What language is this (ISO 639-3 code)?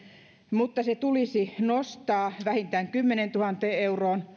fin